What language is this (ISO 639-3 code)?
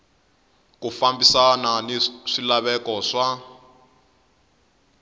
tso